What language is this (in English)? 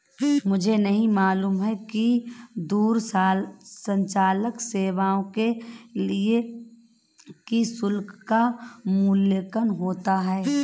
Hindi